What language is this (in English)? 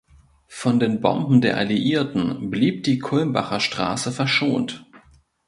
German